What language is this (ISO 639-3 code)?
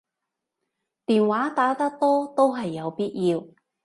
yue